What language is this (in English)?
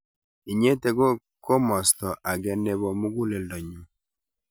Kalenjin